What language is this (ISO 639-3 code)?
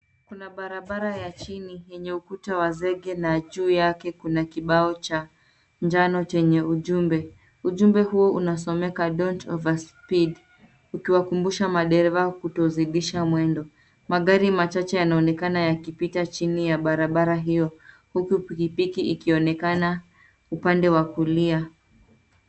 swa